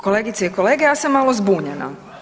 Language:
Croatian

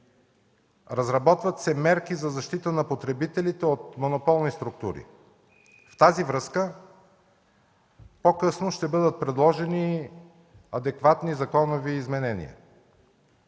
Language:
Bulgarian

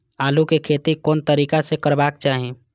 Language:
Maithili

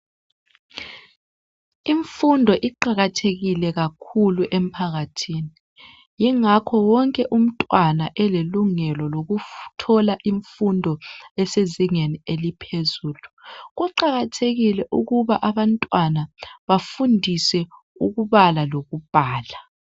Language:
North Ndebele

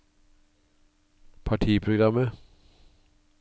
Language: Norwegian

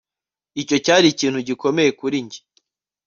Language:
Kinyarwanda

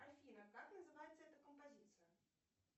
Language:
Russian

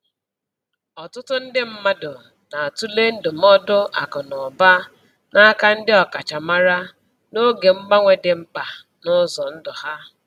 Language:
Igbo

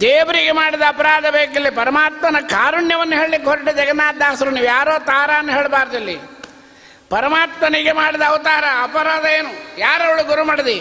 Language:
Kannada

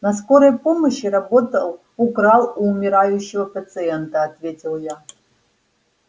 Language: Russian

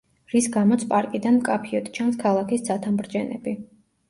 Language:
Georgian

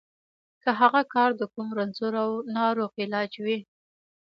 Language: Pashto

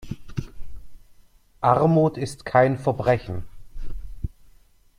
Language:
German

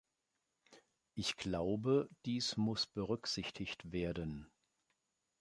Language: German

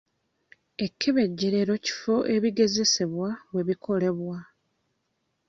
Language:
Ganda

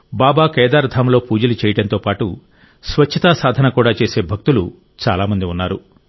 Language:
Telugu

